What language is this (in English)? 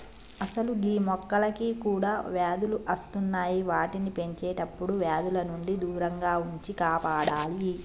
Telugu